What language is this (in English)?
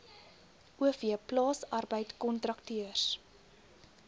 Afrikaans